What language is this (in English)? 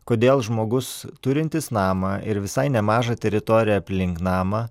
Lithuanian